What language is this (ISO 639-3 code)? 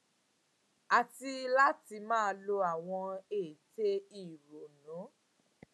yor